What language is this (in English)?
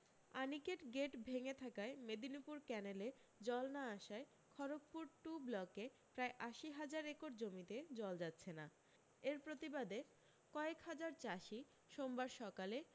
Bangla